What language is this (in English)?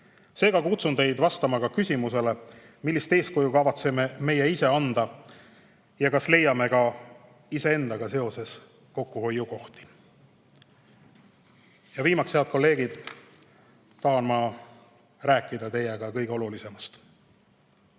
Estonian